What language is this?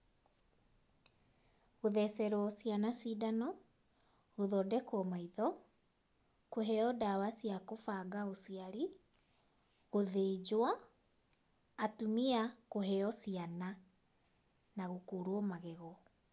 Kikuyu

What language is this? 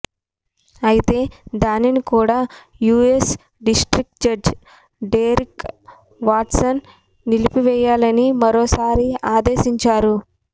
Telugu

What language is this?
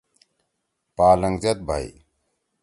Torwali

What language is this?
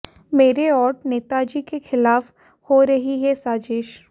Hindi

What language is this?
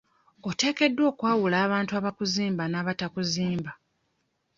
Ganda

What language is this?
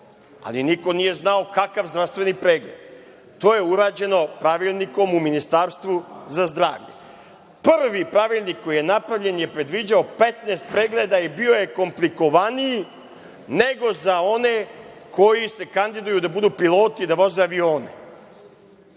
Serbian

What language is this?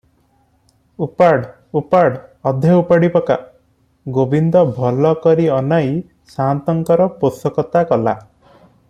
Odia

